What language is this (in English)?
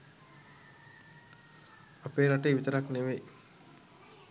Sinhala